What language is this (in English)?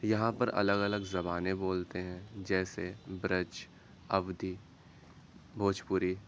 Urdu